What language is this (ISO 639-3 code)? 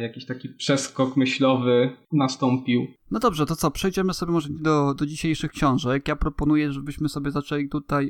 pol